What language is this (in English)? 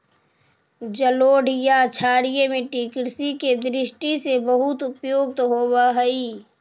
Magahi